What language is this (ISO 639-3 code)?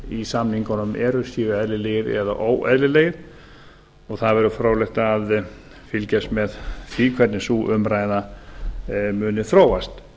isl